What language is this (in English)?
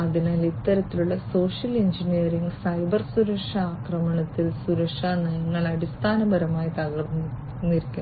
Malayalam